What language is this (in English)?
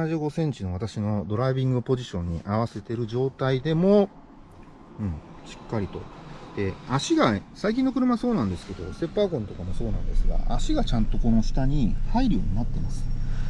Japanese